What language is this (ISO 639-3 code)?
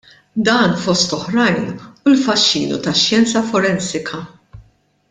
mlt